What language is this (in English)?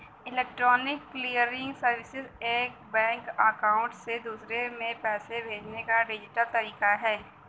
Bhojpuri